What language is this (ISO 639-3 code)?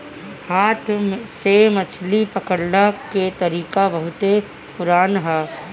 bho